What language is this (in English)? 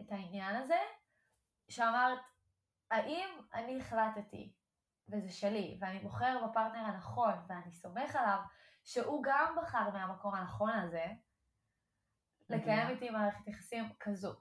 Hebrew